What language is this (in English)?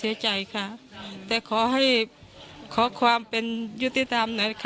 Thai